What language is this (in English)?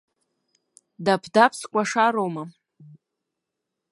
Abkhazian